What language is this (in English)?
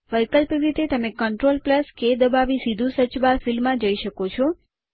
Gujarati